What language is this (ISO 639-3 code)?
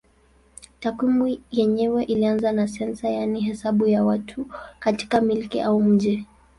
swa